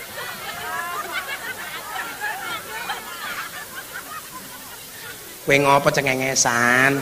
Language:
Indonesian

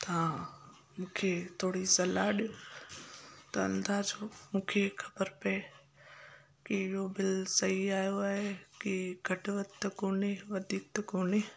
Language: Sindhi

